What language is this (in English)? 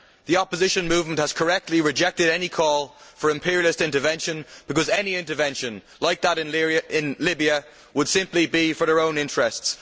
English